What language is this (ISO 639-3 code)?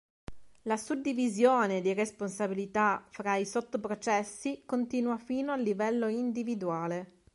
ita